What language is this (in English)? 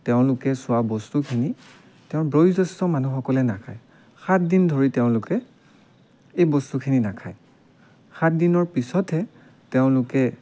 Assamese